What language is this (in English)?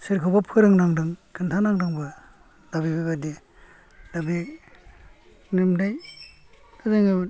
Bodo